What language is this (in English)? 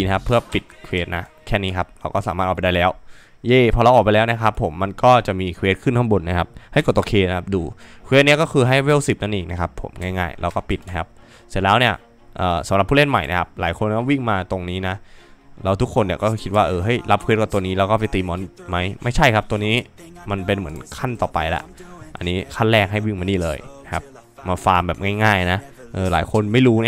Thai